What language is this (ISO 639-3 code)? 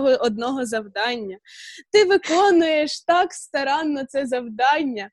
ukr